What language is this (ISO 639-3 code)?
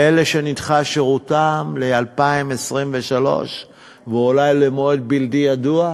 heb